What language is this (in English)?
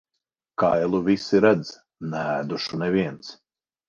Latvian